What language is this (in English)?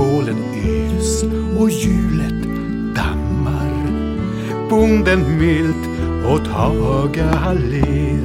Swedish